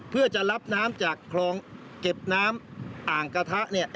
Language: Thai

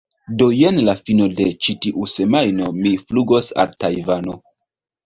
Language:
Esperanto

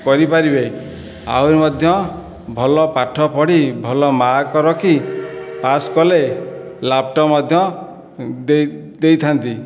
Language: Odia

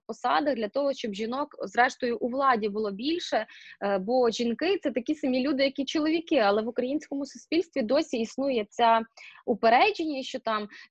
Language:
Ukrainian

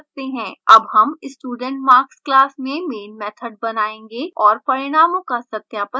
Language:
Hindi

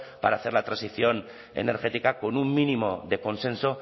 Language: Spanish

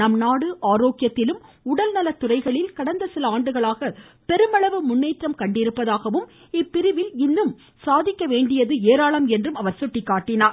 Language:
Tamil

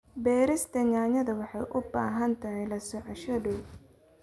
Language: Somali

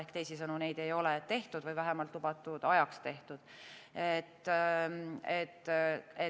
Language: Estonian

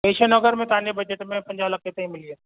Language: Sindhi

